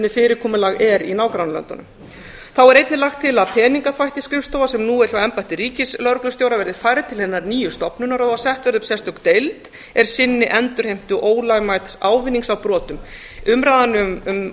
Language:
Icelandic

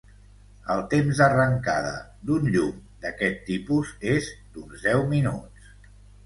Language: Catalan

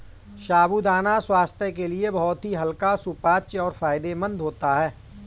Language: Hindi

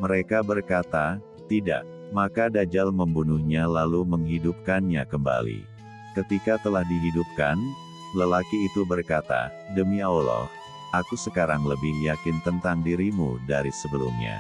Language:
Indonesian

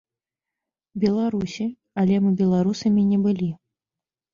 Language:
Belarusian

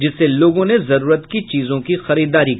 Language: Hindi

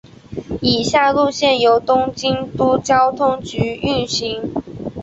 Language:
Chinese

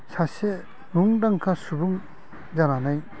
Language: Bodo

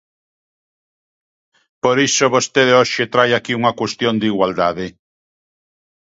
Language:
Galician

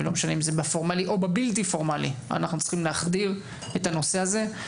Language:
Hebrew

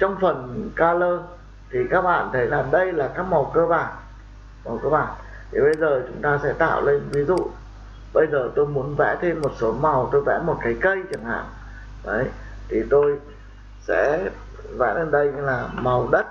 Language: Vietnamese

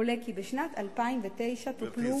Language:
Hebrew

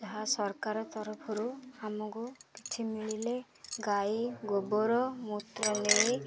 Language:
Odia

